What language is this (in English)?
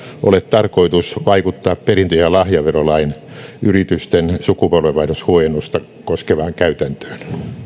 Finnish